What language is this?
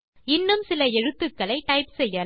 Tamil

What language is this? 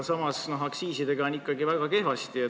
Estonian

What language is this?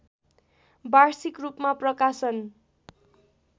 Nepali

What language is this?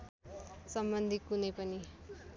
Nepali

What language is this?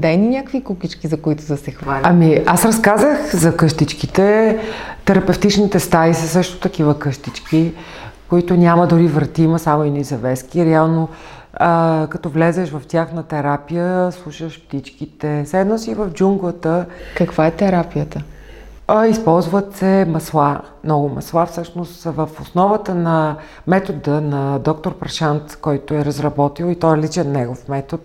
Bulgarian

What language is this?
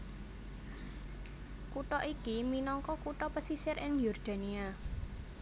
Javanese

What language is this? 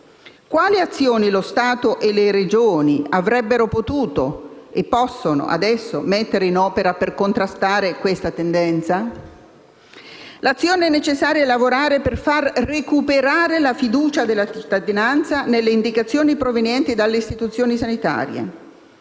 Italian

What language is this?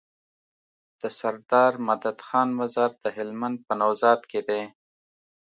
Pashto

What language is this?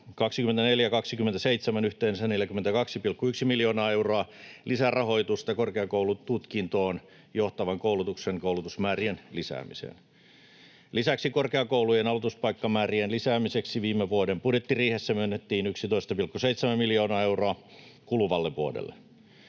Finnish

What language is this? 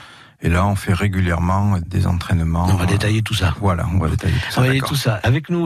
French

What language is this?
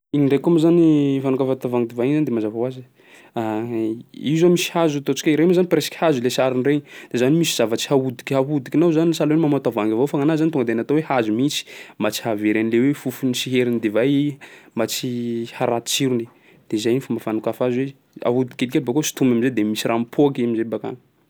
Sakalava Malagasy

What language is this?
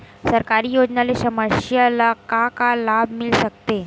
Chhattisgarhi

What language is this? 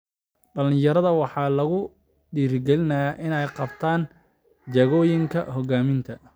Somali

